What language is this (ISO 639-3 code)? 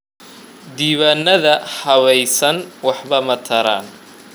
som